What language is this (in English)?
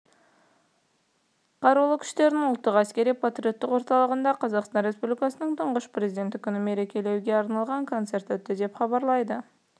Kazakh